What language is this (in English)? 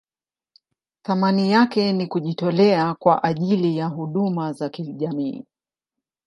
Swahili